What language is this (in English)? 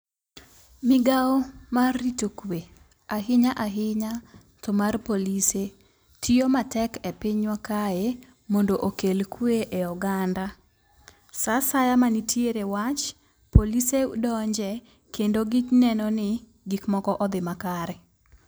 Luo (Kenya and Tanzania)